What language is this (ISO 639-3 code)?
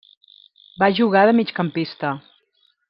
cat